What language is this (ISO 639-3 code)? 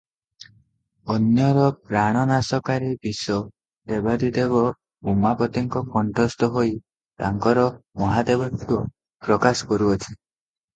ori